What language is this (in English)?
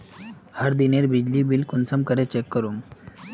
Magahi